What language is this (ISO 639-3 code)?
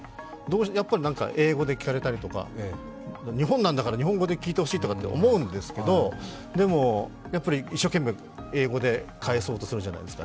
jpn